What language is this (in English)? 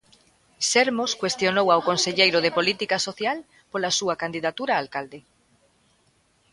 Galician